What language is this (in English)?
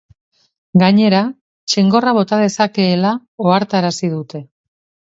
Basque